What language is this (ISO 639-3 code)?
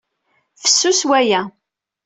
kab